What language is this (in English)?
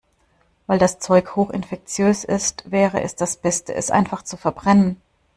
German